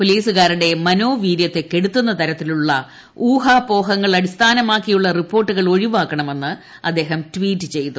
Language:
Malayalam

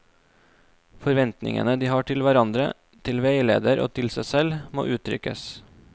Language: Norwegian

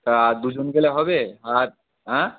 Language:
Bangla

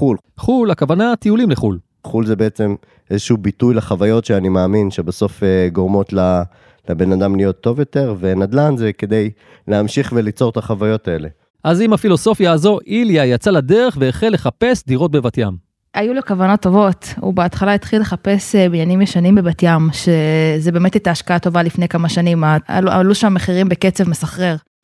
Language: Hebrew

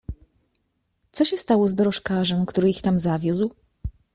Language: Polish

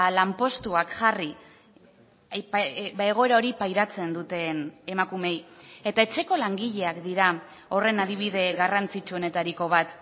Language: Basque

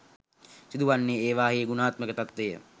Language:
Sinhala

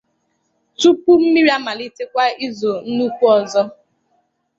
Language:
Igbo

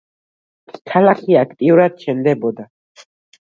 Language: Georgian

